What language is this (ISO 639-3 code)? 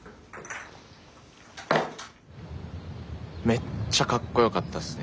jpn